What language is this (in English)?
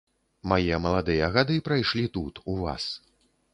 Belarusian